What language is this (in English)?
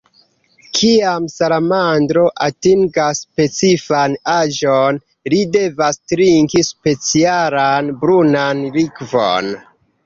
Esperanto